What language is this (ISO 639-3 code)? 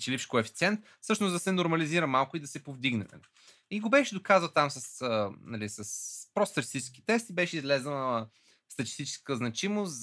bul